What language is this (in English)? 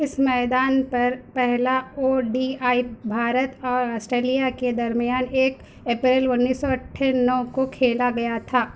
Urdu